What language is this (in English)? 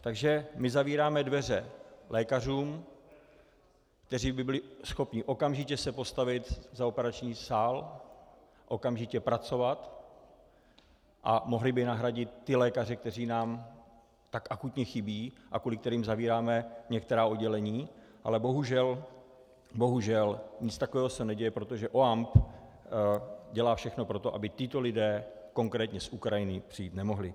Czech